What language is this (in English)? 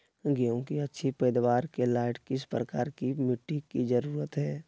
Magahi